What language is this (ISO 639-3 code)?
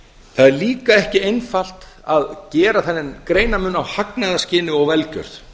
isl